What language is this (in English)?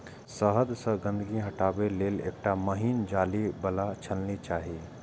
Maithili